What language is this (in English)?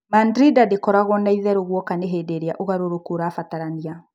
Kikuyu